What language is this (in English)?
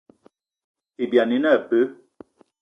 Eton (Cameroon)